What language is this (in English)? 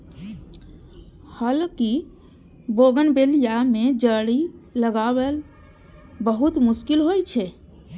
Maithili